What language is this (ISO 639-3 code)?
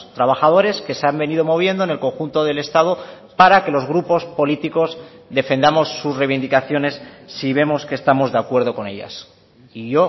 spa